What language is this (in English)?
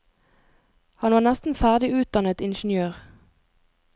Norwegian